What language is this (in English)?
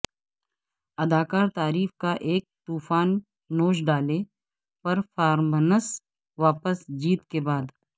Urdu